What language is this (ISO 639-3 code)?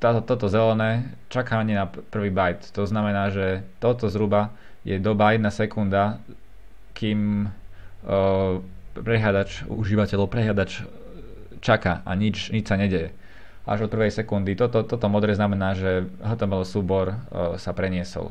slk